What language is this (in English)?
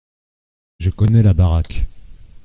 French